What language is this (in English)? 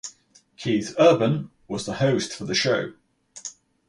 English